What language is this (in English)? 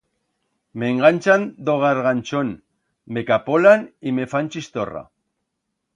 Aragonese